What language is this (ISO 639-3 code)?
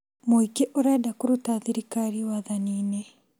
kik